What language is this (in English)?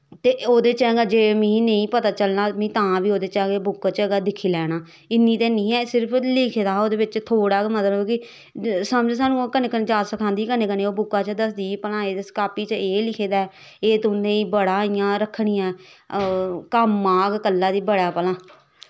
Dogri